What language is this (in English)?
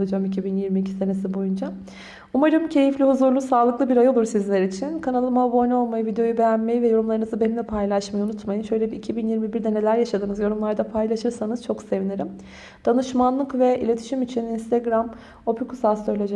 Turkish